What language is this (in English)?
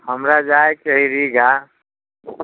Maithili